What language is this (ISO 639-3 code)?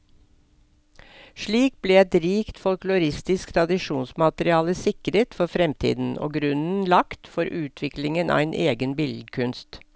nor